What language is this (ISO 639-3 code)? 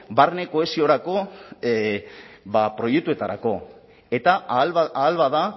eus